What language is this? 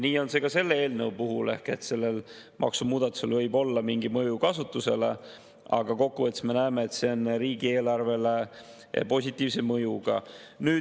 Estonian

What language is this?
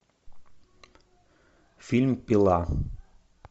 Russian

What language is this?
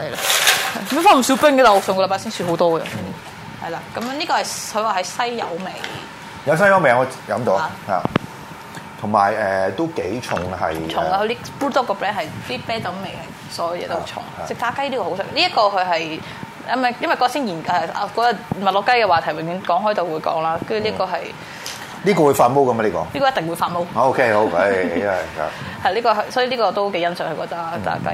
Chinese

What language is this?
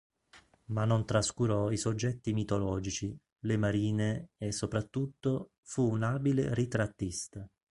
Italian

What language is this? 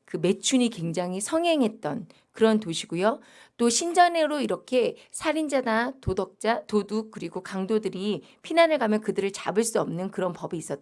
Korean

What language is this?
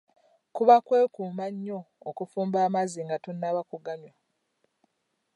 Ganda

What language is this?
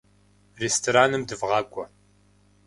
Kabardian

